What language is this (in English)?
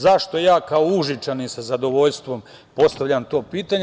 Serbian